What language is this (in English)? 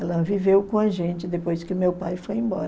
Portuguese